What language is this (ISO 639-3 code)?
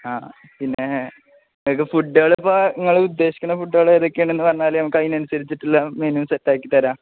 mal